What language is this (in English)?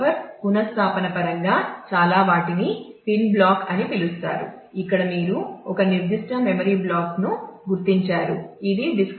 Telugu